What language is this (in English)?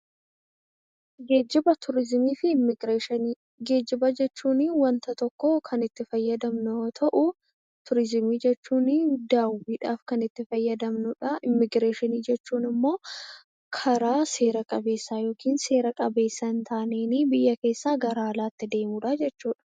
Oromo